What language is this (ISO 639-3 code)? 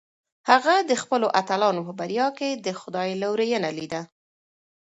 pus